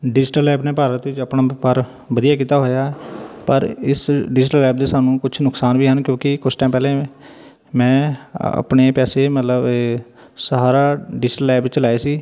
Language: Punjabi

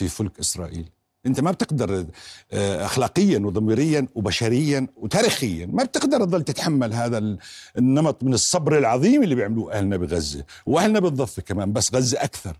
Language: Arabic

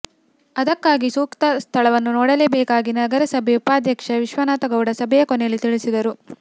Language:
Kannada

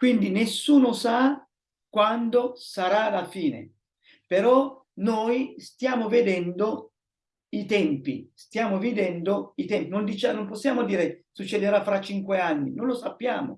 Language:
Italian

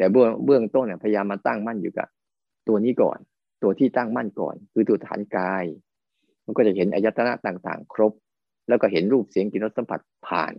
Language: Thai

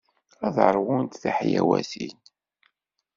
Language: Kabyle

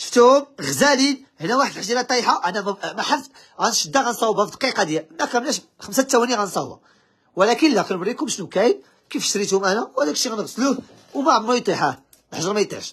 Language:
Arabic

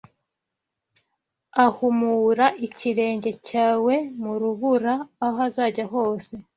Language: Kinyarwanda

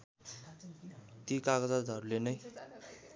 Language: Nepali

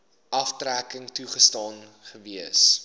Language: Afrikaans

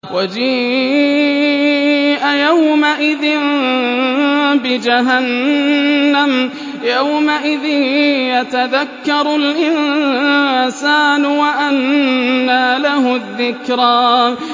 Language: Arabic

